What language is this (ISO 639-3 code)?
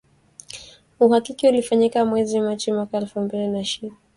swa